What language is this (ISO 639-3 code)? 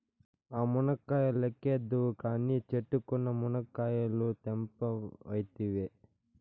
tel